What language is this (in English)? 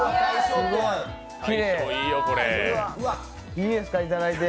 Japanese